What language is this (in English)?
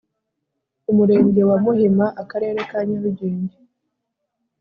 Kinyarwanda